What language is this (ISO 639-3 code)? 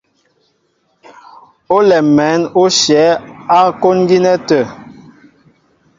mbo